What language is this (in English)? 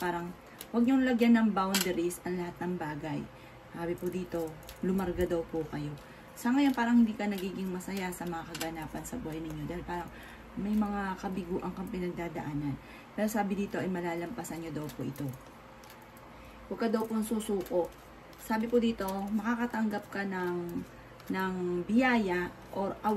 Filipino